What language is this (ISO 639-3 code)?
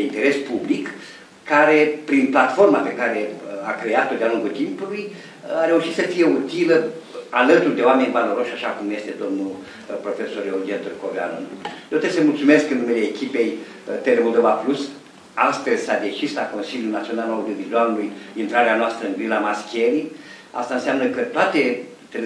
ron